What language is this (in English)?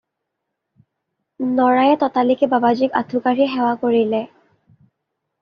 Assamese